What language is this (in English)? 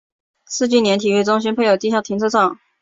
Chinese